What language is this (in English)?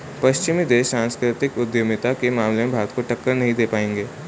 Hindi